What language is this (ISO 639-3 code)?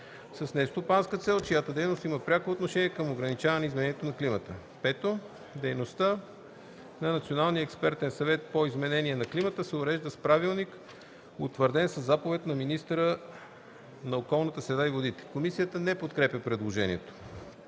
bul